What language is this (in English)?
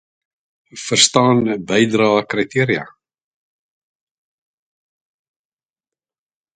Afrikaans